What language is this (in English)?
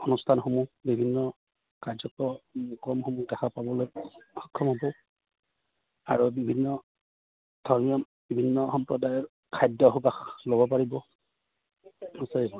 Assamese